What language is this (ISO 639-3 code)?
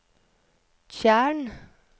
nor